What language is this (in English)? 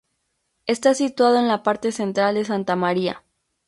Spanish